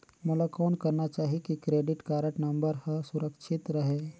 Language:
Chhattisgarhi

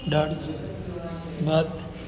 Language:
Gujarati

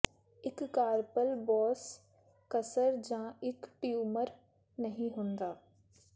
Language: Punjabi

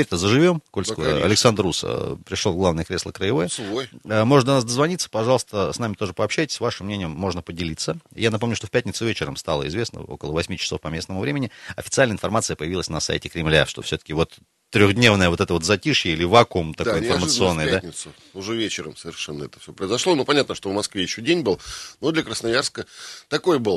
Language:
Russian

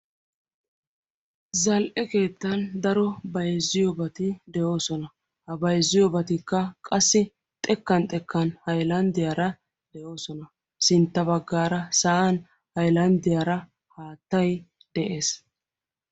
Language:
Wolaytta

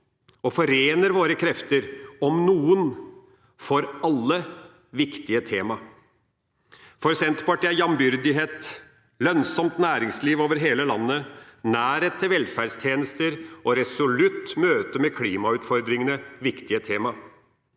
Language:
Norwegian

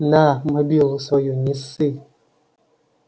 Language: Russian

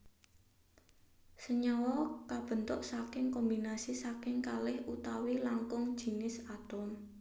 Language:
Javanese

